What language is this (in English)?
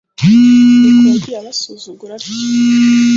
Kinyarwanda